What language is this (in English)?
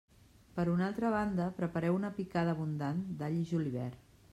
Catalan